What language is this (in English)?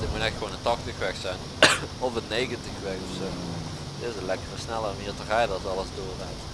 Dutch